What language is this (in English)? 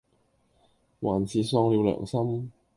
Cantonese